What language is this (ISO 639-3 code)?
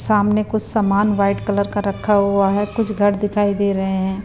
hin